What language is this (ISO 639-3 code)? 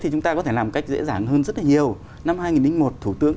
vie